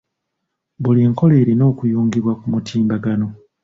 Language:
Ganda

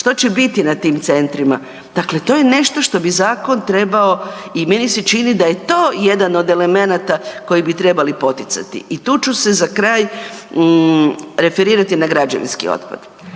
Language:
Croatian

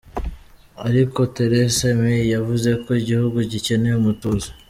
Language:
Kinyarwanda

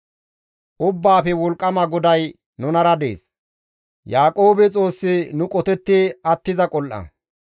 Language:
Gamo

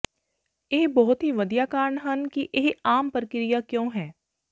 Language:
Punjabi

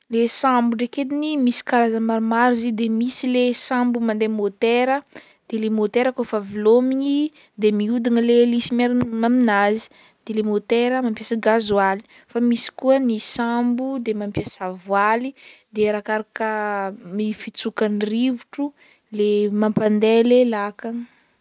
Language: Northern Betsimisaraka Malagasy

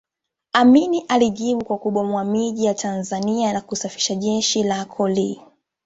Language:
Swahili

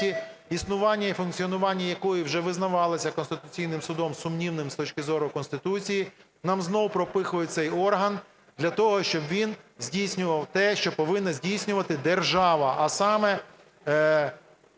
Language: Ukrainian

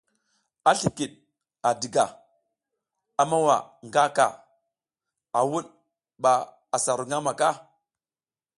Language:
South Giziga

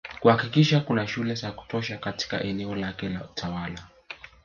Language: Swahili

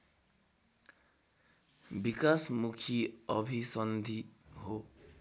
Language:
Nepali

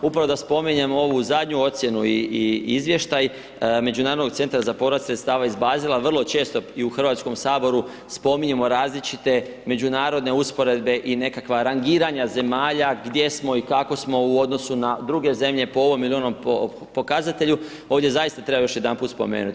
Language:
Croatian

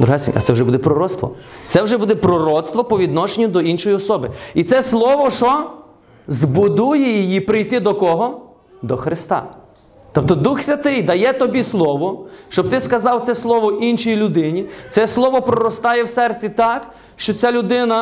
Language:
Ukrainian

